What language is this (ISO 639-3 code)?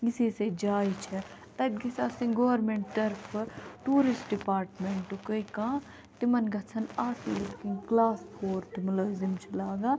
kas